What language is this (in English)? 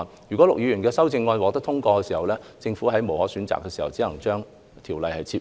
Cantonese